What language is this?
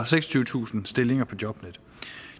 Danish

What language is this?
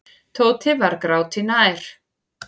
Icelandic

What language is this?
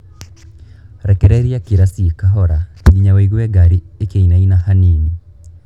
Kikuyu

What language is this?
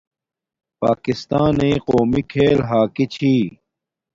Domaaki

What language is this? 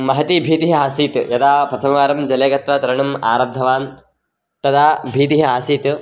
Sanskrit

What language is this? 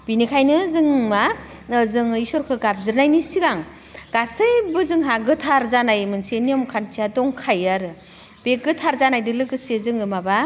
Bodo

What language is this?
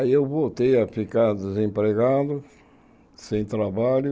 Portuguese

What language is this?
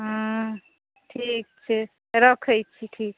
Maithili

